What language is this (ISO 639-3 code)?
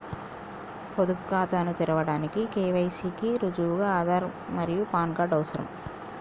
tel